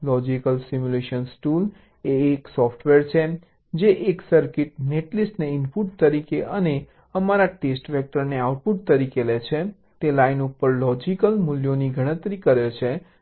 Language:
Gujarati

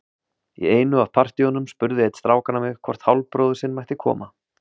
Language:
Icelandic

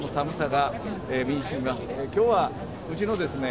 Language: Japanese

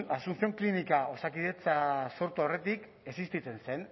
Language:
Basque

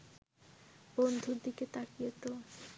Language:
Bangla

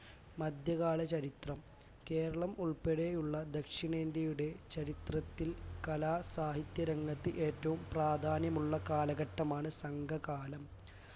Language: Malayalam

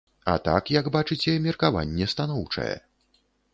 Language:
Belarusian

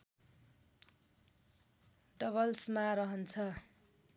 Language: Nepali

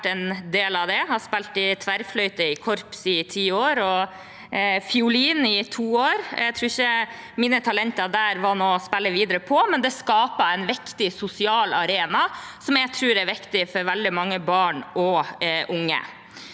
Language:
Norwegian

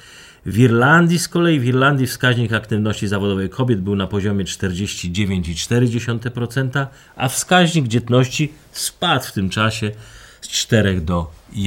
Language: Polish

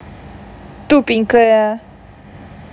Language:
Russian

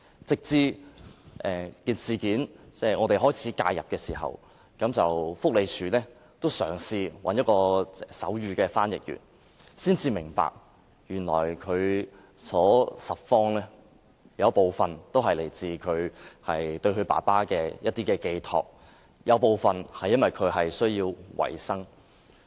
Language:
Cantonese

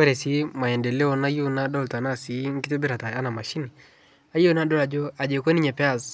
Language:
Masai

